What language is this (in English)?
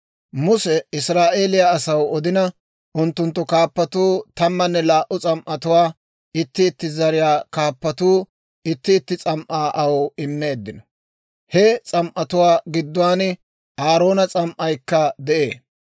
Dawro